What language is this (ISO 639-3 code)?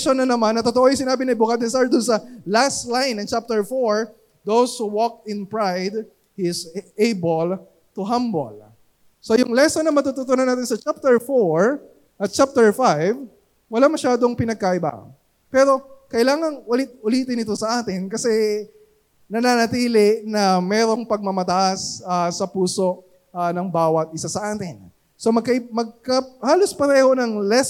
fil